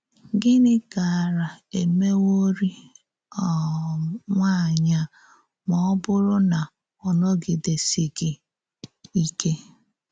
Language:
Igbo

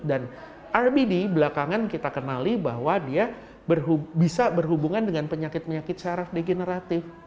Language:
Indonesian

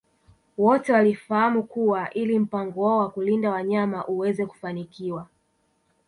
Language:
Swahili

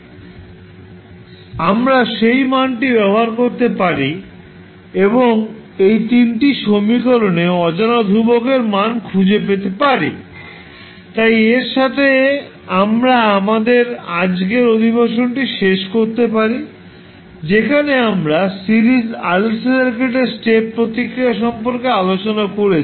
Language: Bangla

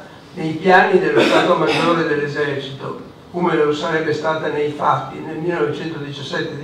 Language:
Italian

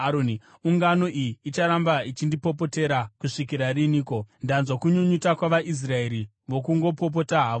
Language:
Shona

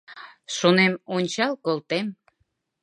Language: Mari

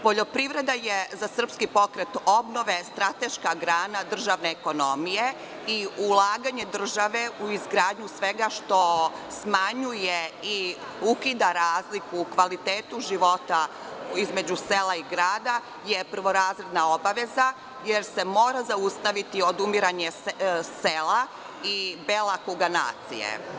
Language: Serbian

